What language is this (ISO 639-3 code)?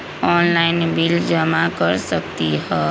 mag